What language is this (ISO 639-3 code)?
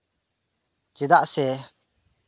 sat